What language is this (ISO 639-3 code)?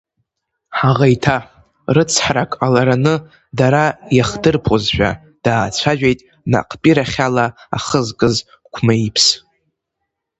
abk